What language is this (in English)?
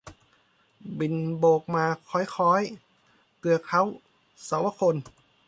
Thai